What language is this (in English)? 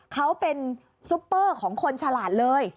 Thai